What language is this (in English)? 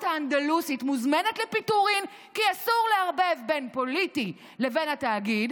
Hebrew